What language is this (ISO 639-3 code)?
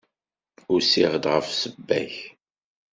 kab